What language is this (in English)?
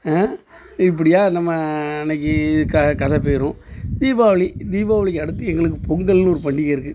Tamil